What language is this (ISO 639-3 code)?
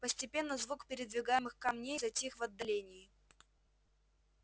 rus